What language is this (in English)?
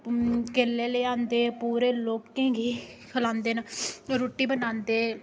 Dogri